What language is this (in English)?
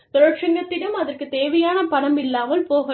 Tamil